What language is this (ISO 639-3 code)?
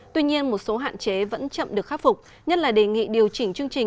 vie